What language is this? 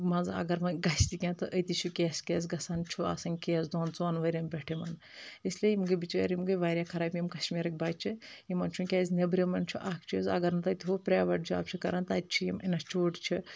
Kashmiri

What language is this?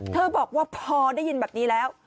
Thai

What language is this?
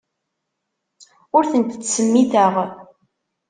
Kabyle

